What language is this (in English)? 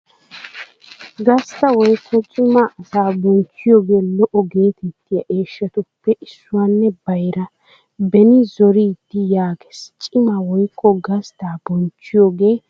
Wolaytta